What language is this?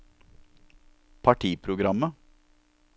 Norwegian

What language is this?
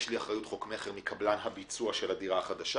Hebrew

